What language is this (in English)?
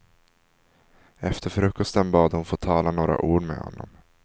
Swedish